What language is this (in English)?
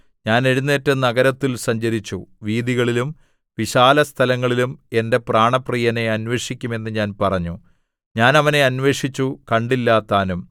Malayalam